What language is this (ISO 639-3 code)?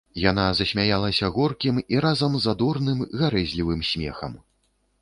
bel